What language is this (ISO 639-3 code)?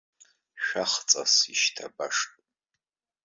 abk